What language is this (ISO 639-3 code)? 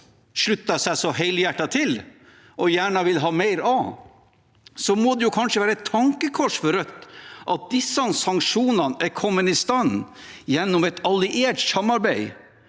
nor